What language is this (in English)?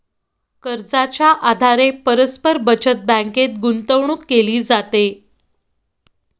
Marathi